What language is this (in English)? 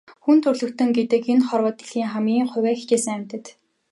Mongolian